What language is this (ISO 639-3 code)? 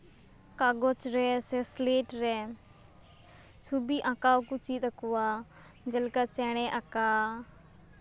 sat